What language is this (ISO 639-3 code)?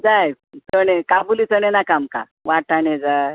kok